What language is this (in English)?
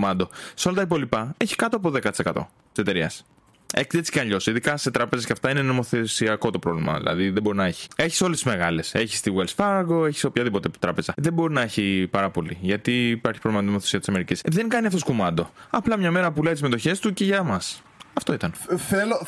Greek